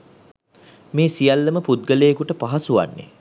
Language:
Sinhala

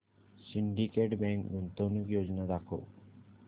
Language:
Marathi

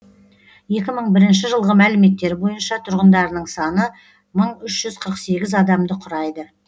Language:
Kazakh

